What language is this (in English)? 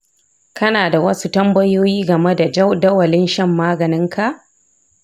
Hausa